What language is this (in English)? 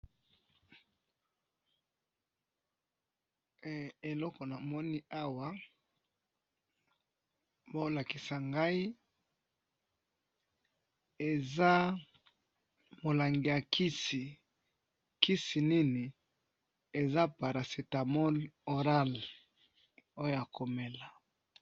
Lingala